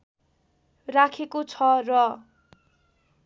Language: Nepali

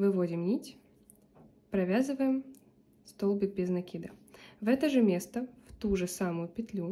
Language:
Russian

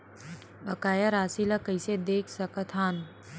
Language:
Chhattisgarhi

